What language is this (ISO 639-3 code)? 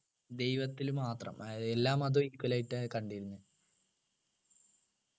mal